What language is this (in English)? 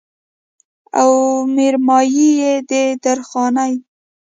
Pashto